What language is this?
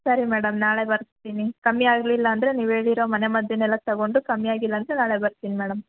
Kannada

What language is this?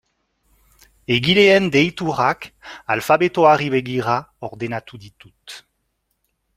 Basque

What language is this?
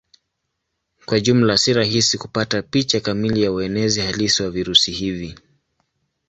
Swahili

